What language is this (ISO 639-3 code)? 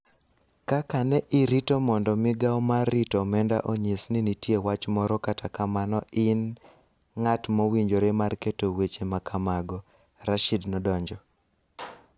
luo